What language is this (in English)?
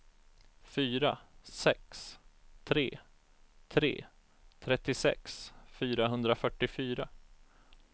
Swedish